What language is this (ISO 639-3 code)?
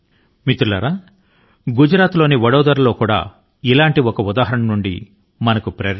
tel